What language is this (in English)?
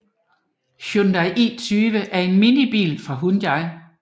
Danish